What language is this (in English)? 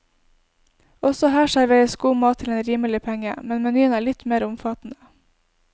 Norwegian